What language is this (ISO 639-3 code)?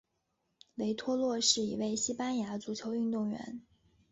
zho